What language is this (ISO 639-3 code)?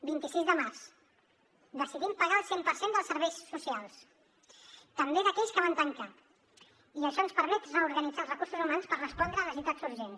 cat